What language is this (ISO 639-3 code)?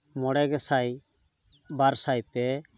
sat